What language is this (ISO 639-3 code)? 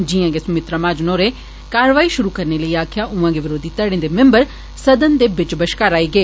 doi